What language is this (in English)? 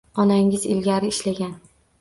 Uzbek